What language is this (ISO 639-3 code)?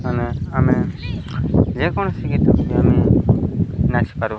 ori